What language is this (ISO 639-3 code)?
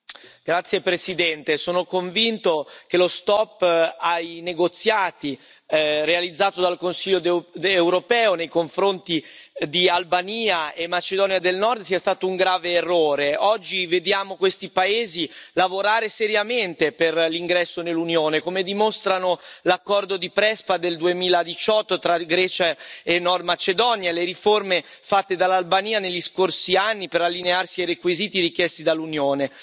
ita